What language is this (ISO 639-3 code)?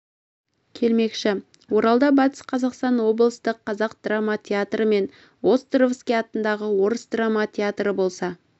kaz